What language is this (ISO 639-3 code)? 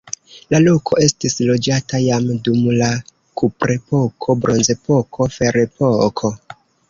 epo